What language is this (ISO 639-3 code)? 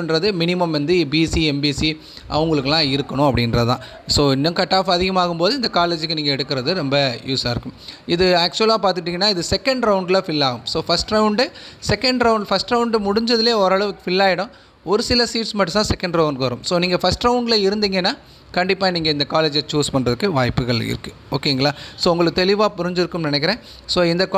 tam